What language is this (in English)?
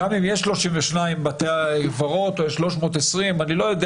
Hebrew